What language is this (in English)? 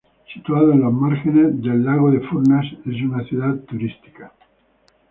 Spanish